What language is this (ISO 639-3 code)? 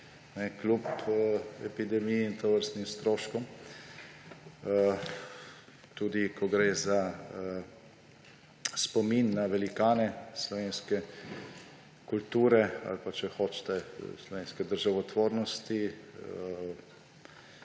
slv